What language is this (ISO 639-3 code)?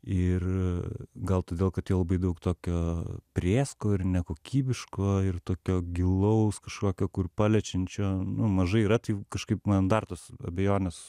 lit